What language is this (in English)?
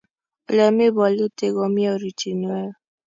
Kalenjin